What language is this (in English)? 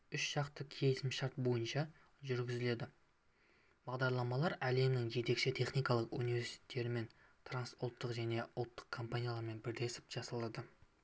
Kazakh